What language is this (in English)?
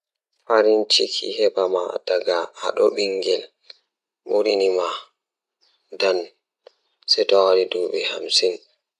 Fula